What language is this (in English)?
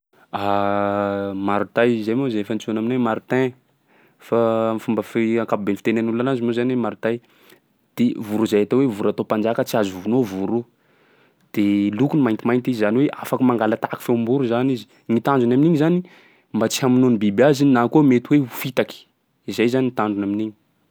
Sakalava Malagasy